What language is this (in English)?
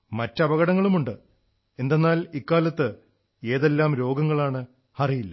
Malayalam